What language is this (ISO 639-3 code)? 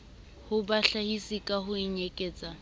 sot